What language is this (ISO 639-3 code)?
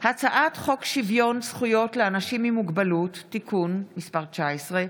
heb